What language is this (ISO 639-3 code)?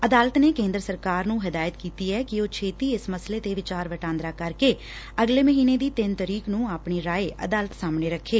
pan